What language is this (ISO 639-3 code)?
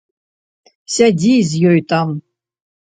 bel